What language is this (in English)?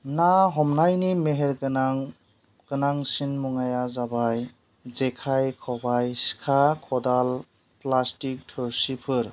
Bodo